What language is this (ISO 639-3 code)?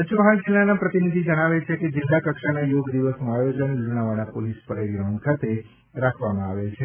guj